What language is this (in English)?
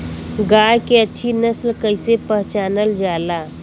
Bhojpuri